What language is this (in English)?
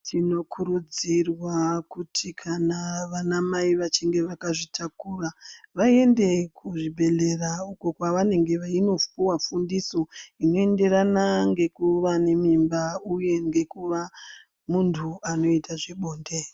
Ndau